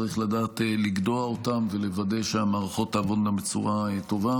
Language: Hebrew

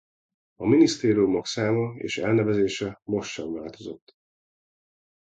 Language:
Hungarian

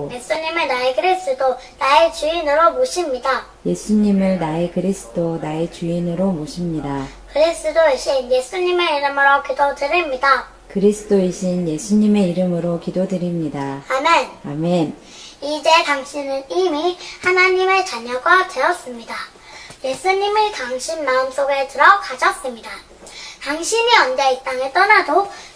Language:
Korean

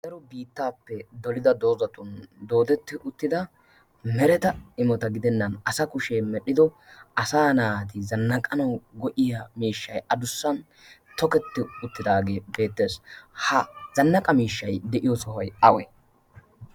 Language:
Wolaytta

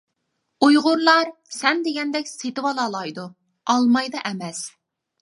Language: Uyghur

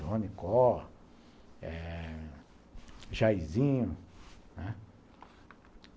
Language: Portuguese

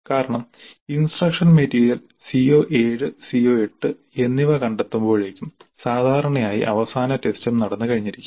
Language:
Malayalam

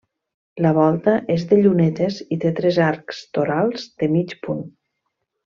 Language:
Catalan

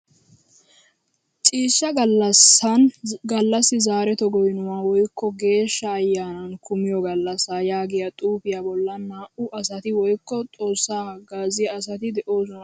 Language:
Wolaytta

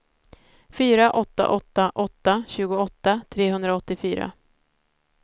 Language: Swedish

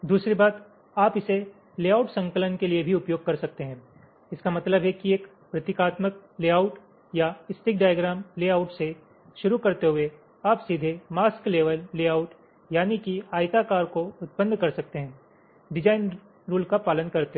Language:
Hindi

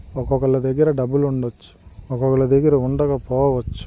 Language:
Telugu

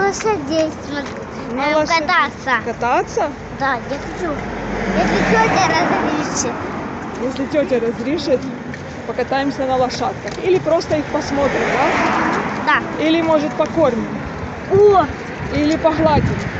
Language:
Russian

